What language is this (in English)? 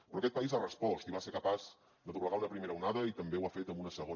Catalan